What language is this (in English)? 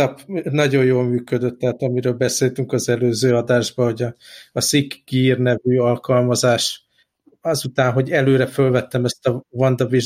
Hungarian